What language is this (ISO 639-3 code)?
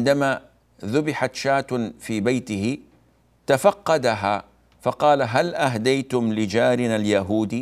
ara